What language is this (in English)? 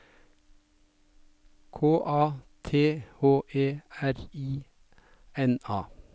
Norwegian